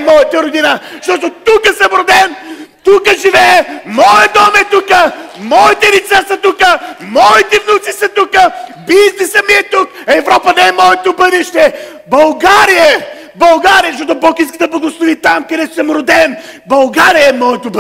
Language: Bulgarian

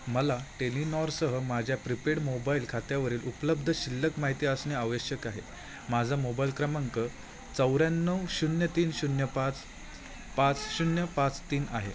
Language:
Marathi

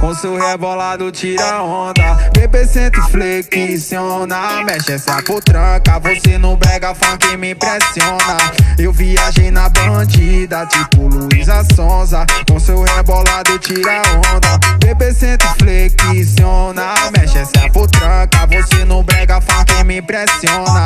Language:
Portuguese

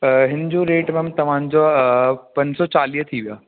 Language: Sindhi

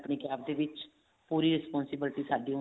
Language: Punjabi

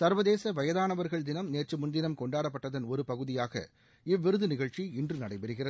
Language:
Tamil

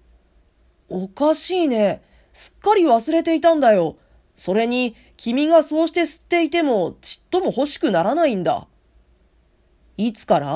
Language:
Japanese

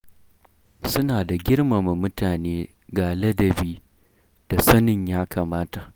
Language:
Hausa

